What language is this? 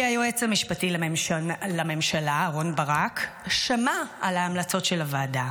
Hebrew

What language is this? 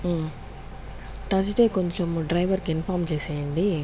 Telugu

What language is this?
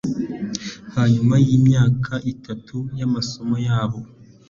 Kinyarwanda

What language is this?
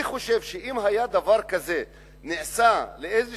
Hebrew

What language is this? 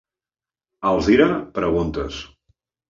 Catalan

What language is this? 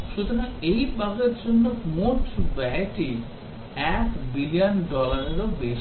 Bangla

